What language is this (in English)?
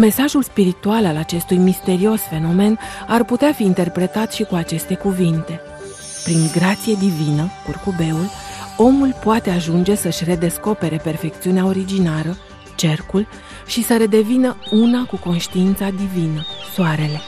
Romanian